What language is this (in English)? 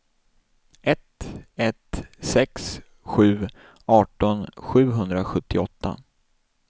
Swedish